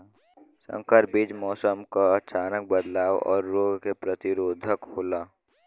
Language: Bhojpuri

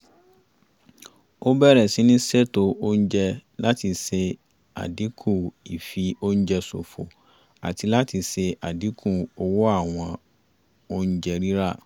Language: Yoruba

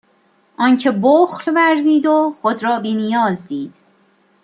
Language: Persian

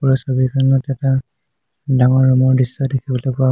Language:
Assamese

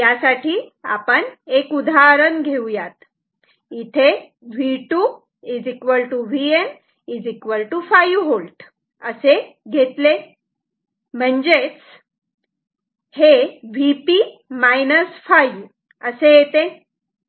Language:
Marathi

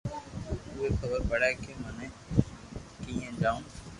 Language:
Loarki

